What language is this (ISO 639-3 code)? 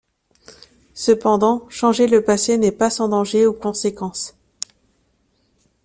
fra